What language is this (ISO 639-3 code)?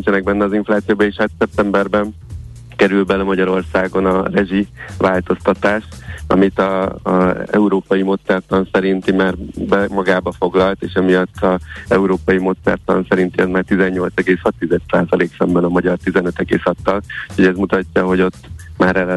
hun